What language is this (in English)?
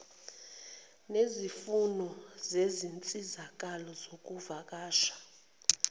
Zulu